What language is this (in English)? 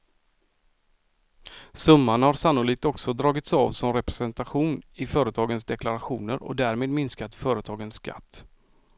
Swedish